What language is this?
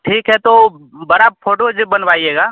Hindi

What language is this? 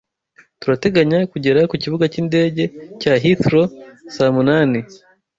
Kinyarwanda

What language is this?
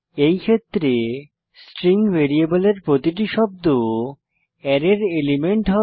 Bangla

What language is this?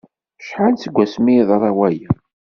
Kabyle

